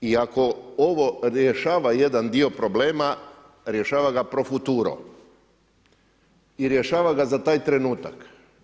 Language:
Croatian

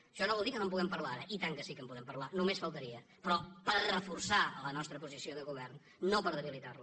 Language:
Catalan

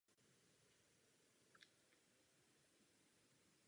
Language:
Czech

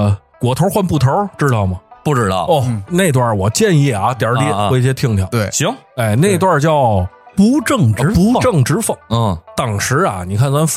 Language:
Chinese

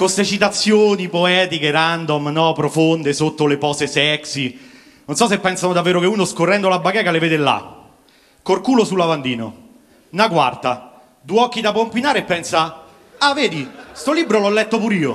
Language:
Italian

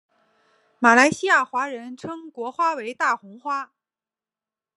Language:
Chinese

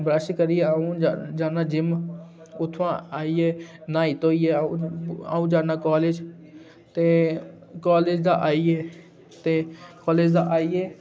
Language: Dogri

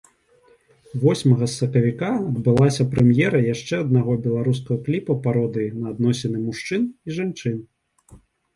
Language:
Belarusian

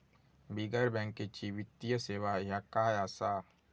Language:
Marathi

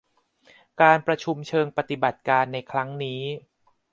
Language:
Thai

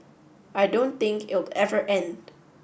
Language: English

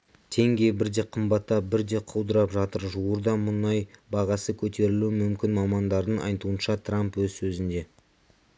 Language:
Kazakh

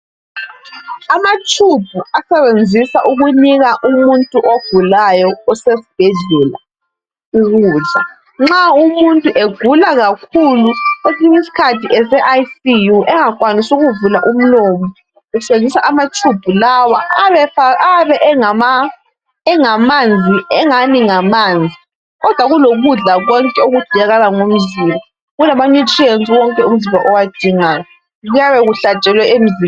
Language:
North Ndebele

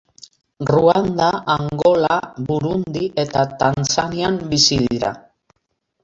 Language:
Basque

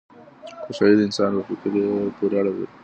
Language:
Pashto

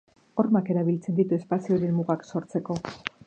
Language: Basque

